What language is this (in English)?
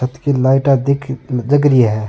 Rajasthani